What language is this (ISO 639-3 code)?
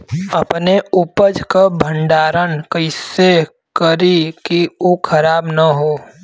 bho